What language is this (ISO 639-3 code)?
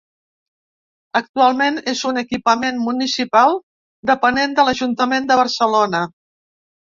cat